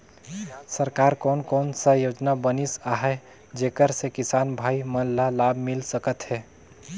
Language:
Chhattisgarhi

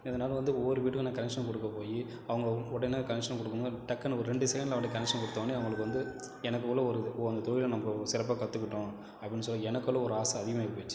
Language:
Tamil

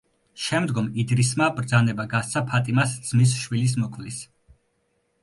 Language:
Georgian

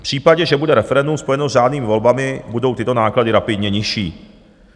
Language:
Czech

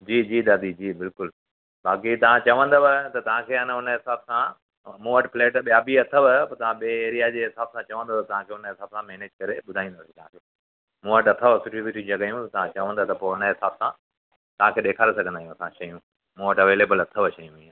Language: Sindhi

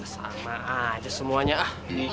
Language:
Indonesian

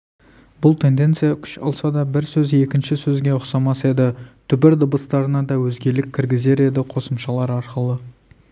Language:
Kazakh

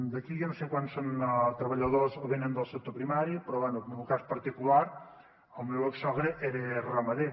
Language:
Catalan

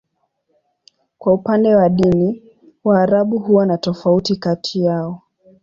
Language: Swahili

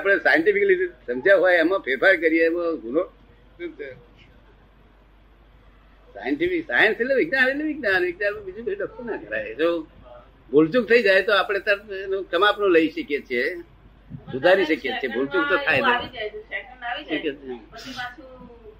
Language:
Gujarati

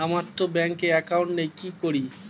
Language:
Bangla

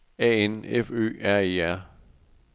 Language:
Danish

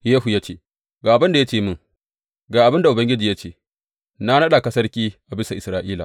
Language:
Hausa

